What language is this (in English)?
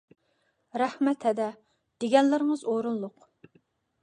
Uyghur